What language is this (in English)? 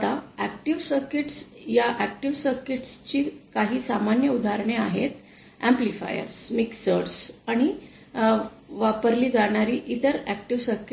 Marathi